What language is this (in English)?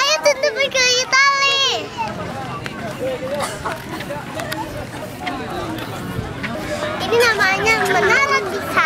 Indonesian